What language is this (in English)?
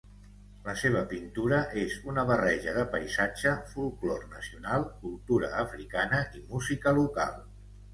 Catalan